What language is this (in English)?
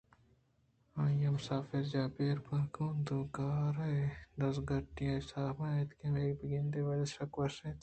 Eastern Balochi